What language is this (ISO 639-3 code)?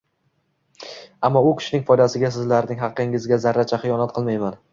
uzb